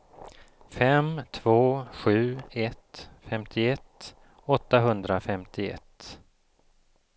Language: Swedish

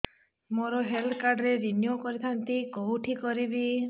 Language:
Odia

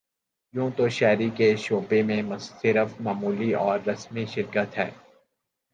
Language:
Urdu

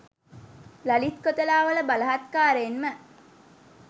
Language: Sinhala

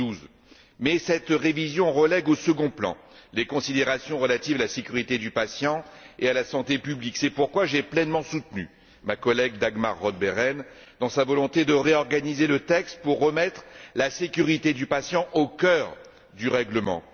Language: French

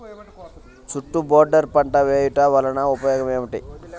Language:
Telugu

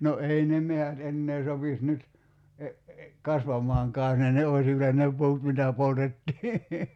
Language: Finnish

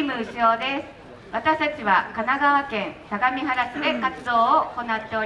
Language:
Japanese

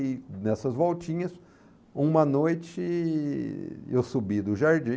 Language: Portuguese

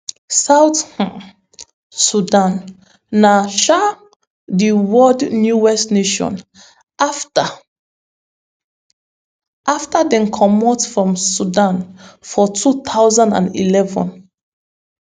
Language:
Nigerian Pidgin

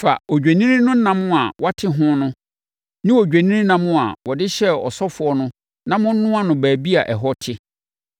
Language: Akan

